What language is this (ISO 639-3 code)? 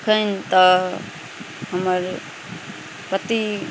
mai